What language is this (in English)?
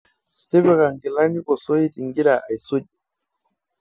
Masai